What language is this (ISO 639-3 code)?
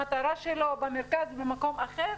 heb